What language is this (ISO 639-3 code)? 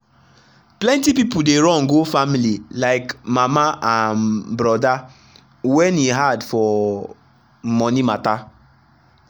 pcm